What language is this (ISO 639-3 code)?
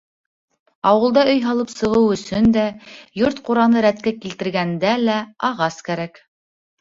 bak